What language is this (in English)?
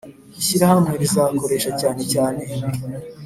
Kinyarwanda